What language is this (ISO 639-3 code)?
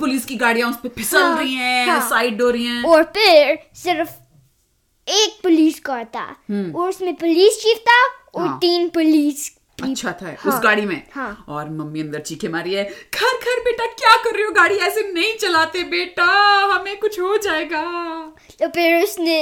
hin